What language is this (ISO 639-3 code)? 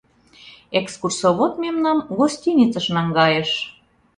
chm